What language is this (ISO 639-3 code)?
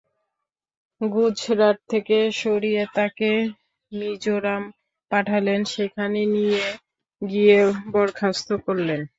ben